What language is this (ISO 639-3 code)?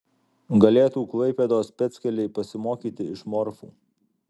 lit